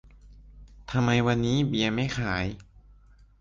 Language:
Thai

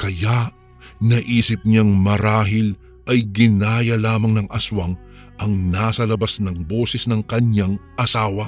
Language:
Filipino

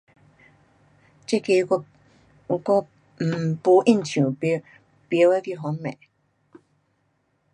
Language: Pu-Xian Chinese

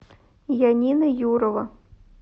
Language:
Russian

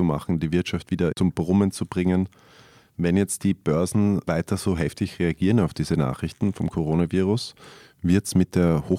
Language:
German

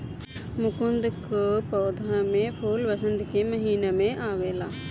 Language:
Bhojpuri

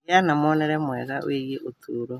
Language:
Kikuyu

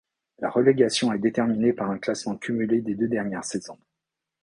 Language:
French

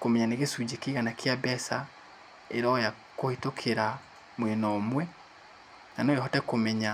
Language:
Kikuyu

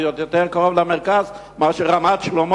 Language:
Hebrew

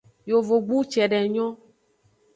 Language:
Aja (Benin)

